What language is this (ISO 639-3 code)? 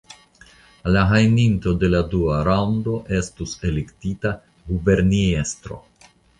epo